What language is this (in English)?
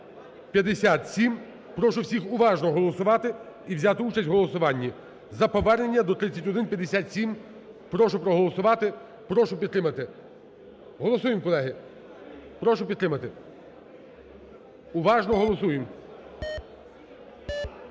Ukrainian